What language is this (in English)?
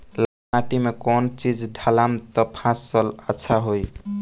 Bhojpuri